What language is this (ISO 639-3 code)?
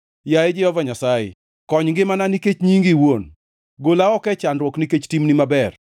luo